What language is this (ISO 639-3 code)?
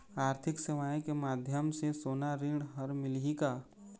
hne